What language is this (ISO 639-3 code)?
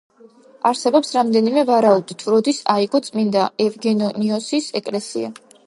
kat